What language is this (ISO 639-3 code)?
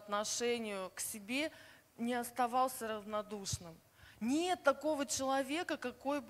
rus